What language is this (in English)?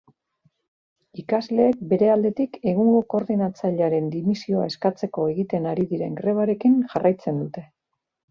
Basque